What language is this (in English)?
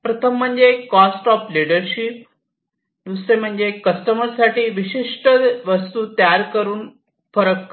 Marathi